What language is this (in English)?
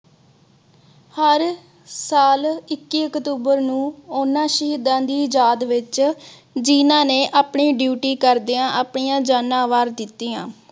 Punjabi